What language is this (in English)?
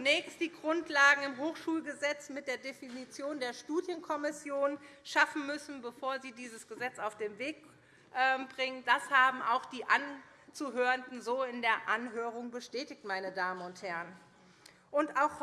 German